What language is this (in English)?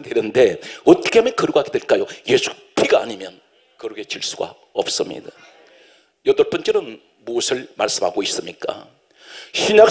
Korean